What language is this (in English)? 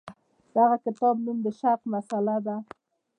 Pashto